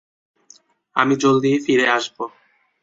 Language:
Bangla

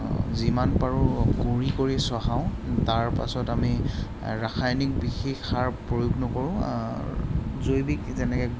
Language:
Assamese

